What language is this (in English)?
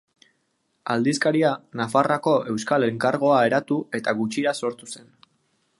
Basque